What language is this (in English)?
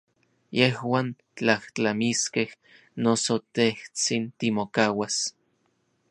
Orizaba Nahuatl